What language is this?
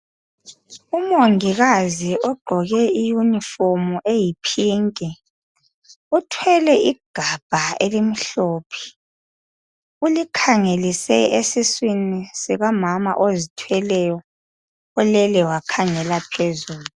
North Ndebele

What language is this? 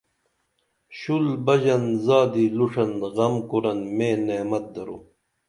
Dameli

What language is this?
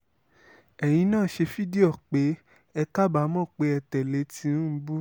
Yoruba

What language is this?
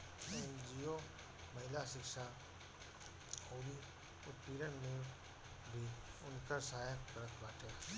Bhojpuri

